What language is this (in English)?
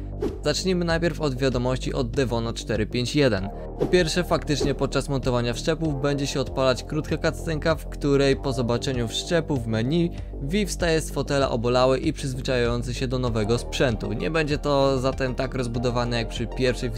Polish